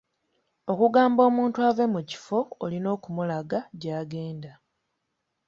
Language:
Ganda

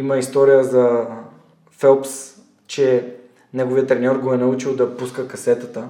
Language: Bulgarian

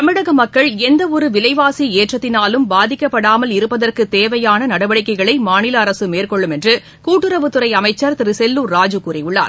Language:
Tamil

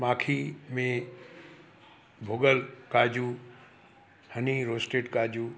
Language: Sindhi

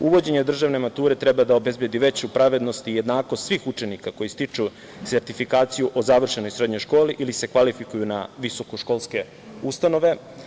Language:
Serbian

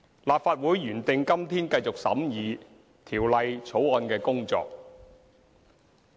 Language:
Cantonese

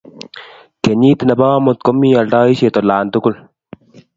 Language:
Kalenjin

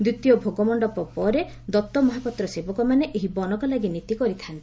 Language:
Odia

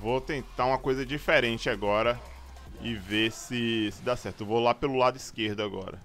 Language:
Portuguese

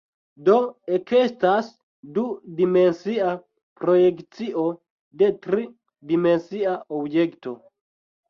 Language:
Esperanto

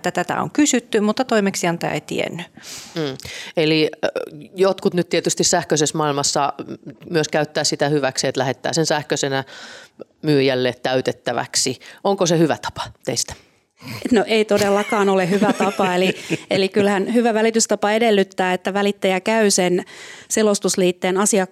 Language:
Finnish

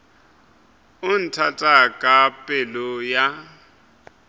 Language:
Northern Sotho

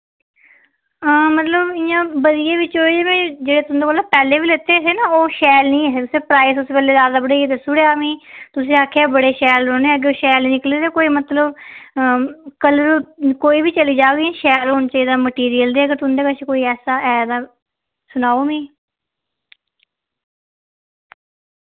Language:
Dogri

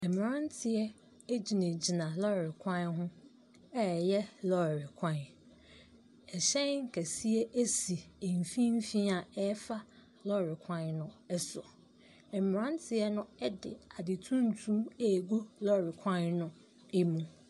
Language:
Akan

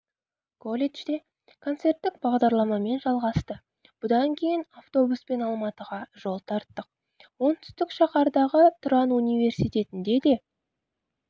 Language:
Kazakh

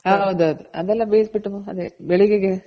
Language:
Kannada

